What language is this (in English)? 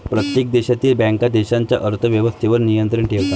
Marathi